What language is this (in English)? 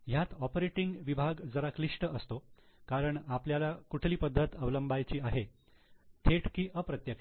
Marathi